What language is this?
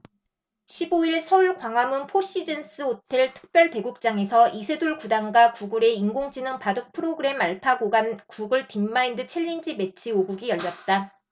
Korean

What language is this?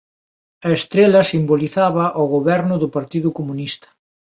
Galician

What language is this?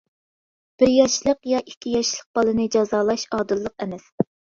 Uyghur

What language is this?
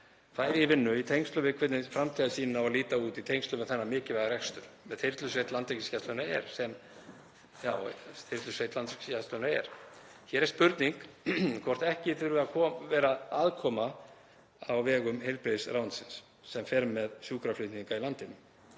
Icelandic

